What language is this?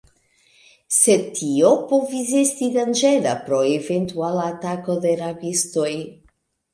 Esperanto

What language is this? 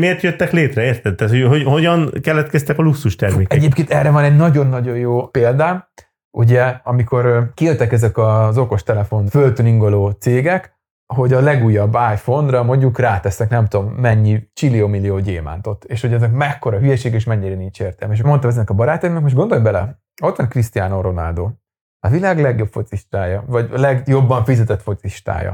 Hungarian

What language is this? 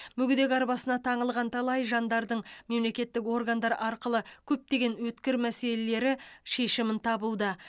Kazakh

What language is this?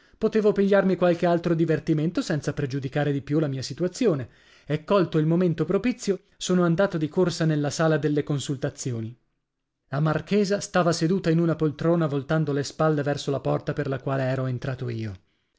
Italian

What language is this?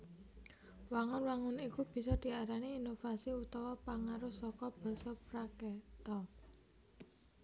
Javanese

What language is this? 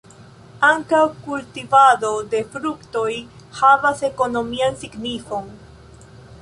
Esperanto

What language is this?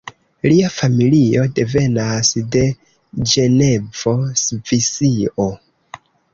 Esperanto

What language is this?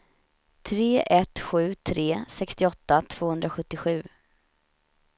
Swedish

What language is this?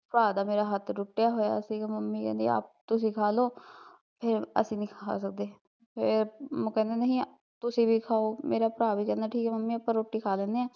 Punjabi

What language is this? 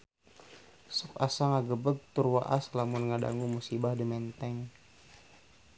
Sundanese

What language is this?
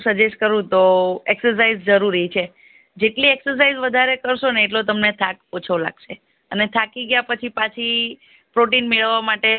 Gujarati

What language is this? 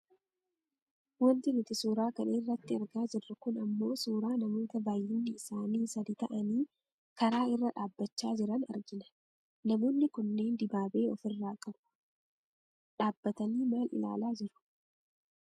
Oromo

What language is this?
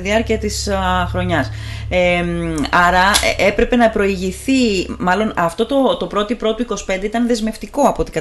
Greek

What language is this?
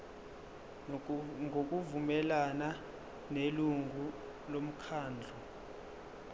Zulu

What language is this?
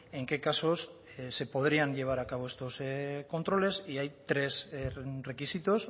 Spanish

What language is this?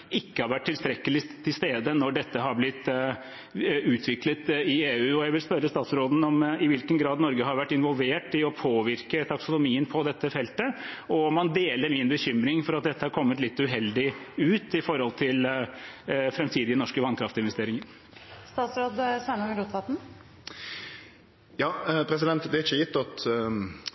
Norwegian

